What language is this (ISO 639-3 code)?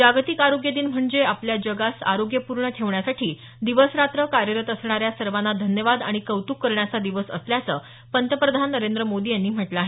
mar